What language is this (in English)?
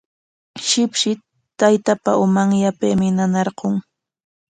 Corongo Ancash Quechua